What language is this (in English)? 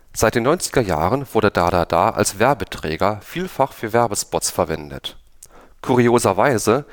German